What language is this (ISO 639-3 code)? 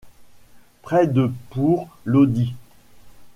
fra